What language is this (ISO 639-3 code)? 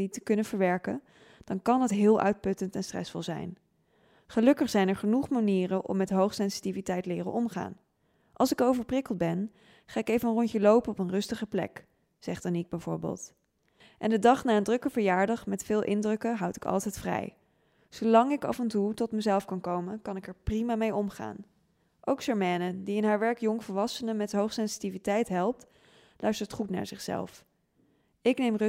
nld